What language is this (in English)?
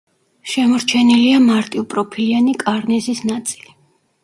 Georgian